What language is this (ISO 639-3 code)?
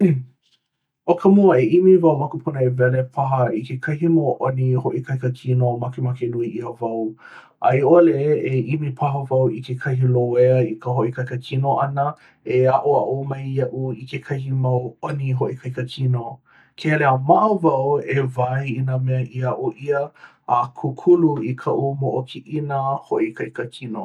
haw